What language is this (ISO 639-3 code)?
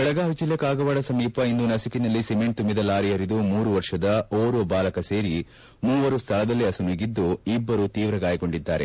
kan